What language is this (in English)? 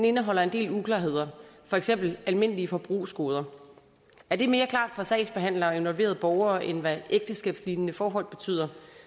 Danish